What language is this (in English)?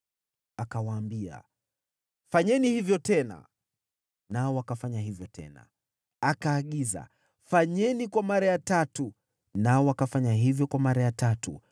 Swahili